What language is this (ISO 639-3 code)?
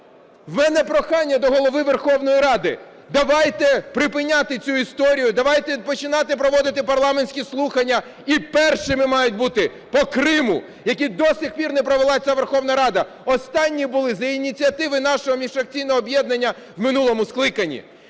ukr